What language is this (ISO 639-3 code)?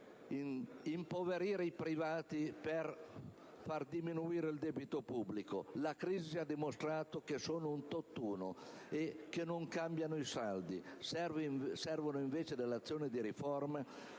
ita